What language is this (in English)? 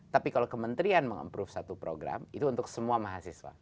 Indonesian